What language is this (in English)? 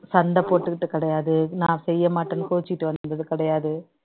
Tamil